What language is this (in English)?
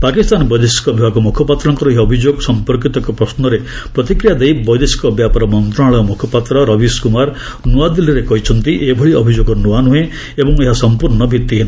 Odia